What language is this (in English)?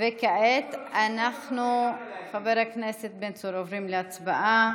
Hebrew